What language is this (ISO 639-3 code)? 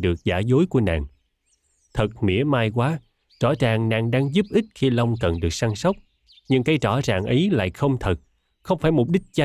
vie